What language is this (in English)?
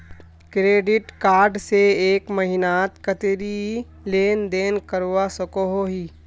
Magahi